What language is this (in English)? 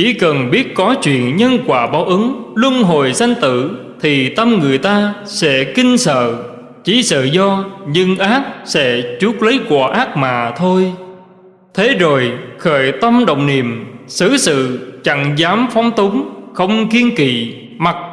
Vietnamese